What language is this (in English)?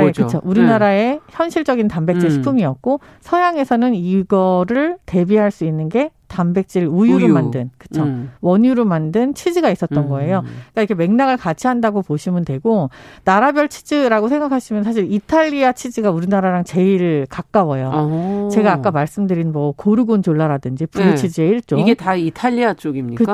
Korean